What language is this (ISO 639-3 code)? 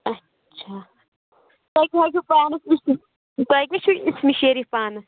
kas